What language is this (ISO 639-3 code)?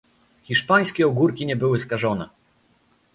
pol